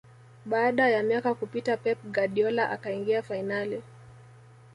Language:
Swahili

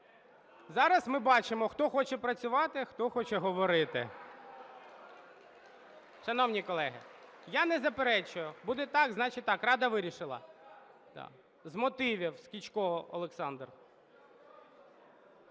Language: Ukrainian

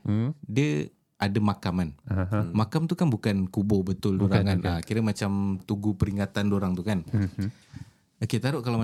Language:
Malay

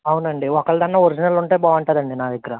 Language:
Telugu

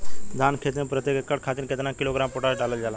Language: Bhojpuri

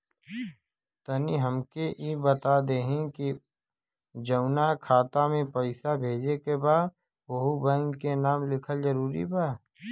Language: Bhojpuri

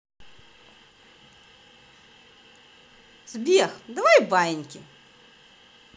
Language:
Russian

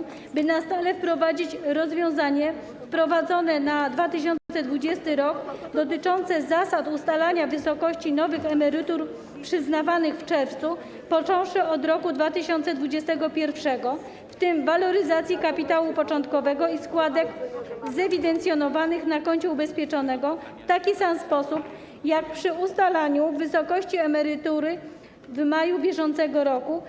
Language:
Polish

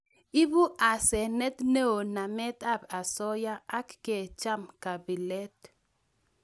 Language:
Kalenjin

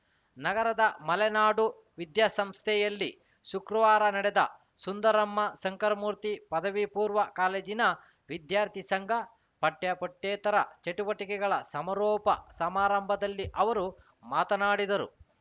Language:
Kannada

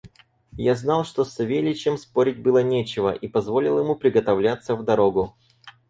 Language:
Russian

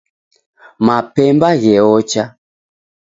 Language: Taita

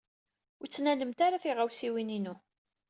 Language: Kabyle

